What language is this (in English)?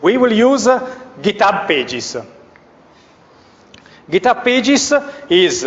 English